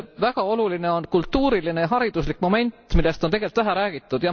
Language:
Estonian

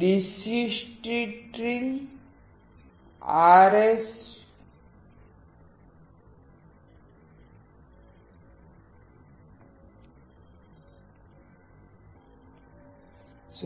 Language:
Gujarati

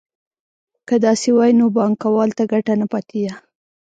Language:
Pashto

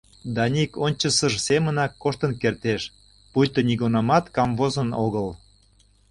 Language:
Mari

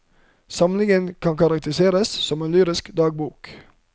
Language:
Norwegian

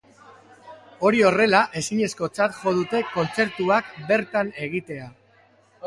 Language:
Basque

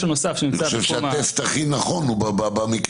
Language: Hebrew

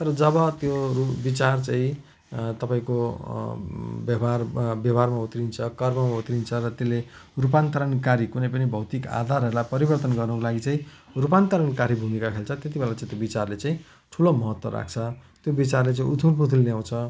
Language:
Nepali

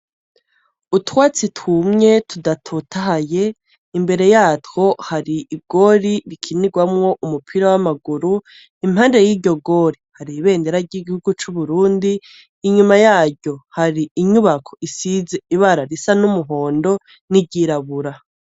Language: Rundi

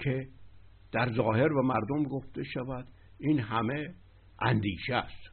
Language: Persian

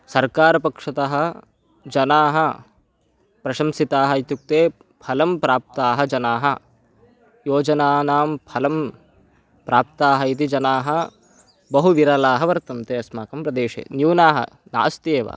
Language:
Sanskrit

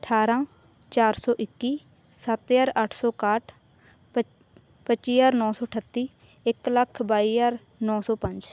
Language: Punjabi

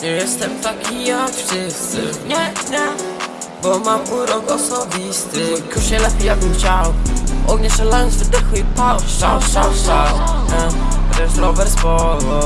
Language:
Polish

